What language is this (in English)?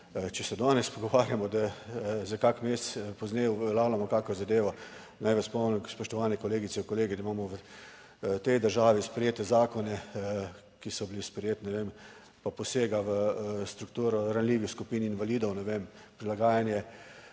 Slovenian